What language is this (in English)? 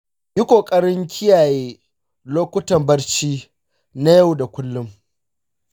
Hausa